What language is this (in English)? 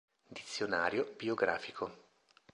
Italian